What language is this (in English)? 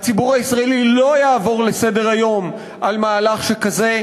Hebrew